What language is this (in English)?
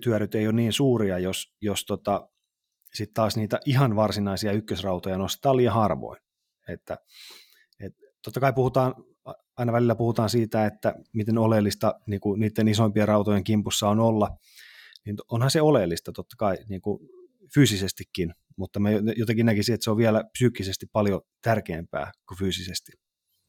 Finnish